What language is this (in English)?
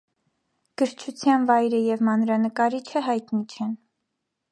Armenian